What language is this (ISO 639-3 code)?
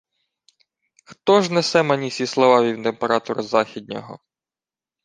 ukr